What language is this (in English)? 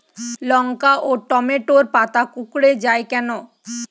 Bangla